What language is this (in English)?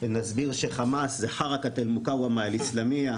Hebrew